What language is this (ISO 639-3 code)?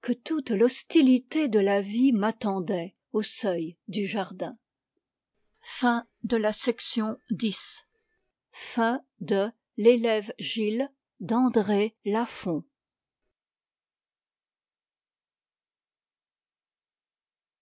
fra